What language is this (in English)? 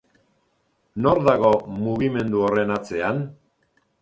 Basque